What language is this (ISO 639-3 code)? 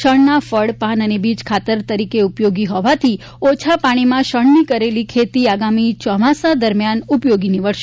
guj